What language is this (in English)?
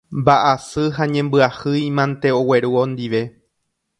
Guarani